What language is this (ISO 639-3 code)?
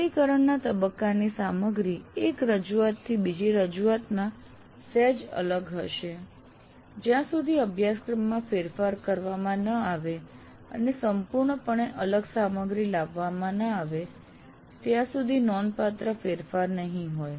guj